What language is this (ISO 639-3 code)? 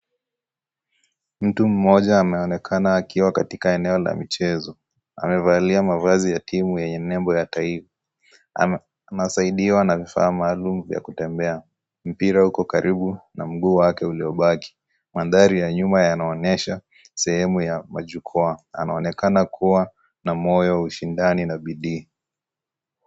swa